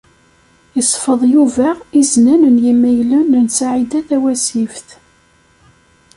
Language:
Kabyle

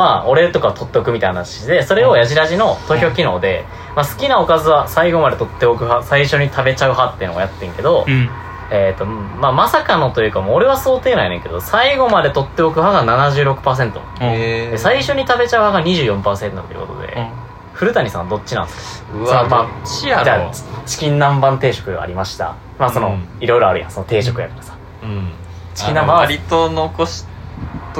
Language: Japanese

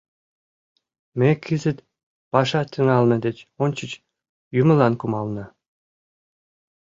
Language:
Mari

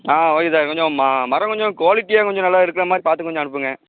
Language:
Tamil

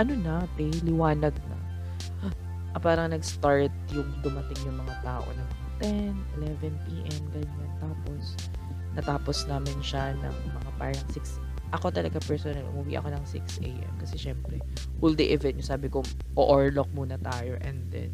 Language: Filipino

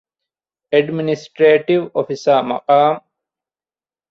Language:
Divehi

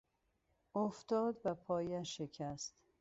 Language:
Persian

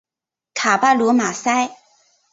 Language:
Chinese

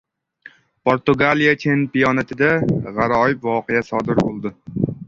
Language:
Uzbek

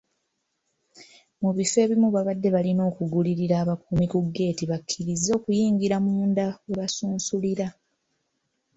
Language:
Ganda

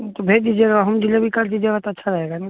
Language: Maithili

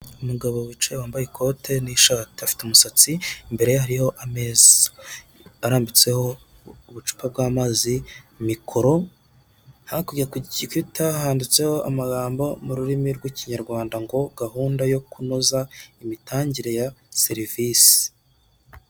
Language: Kinyarwanda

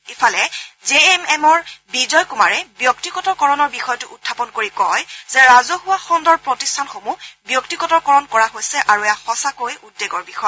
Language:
Assamese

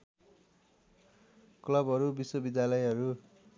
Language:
Nepali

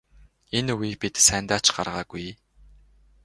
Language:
Mongolian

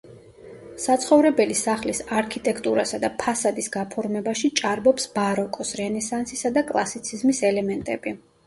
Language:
Georgian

